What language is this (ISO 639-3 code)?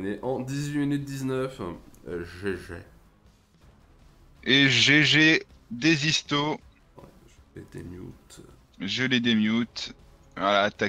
fra